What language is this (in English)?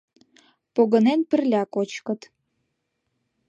Mari